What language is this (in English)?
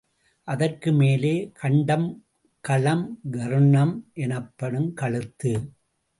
Tamil